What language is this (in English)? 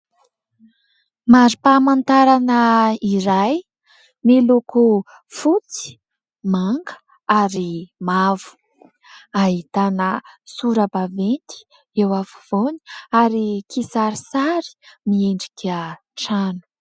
Malagasy